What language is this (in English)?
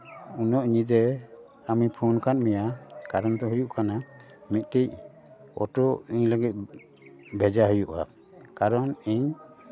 Santali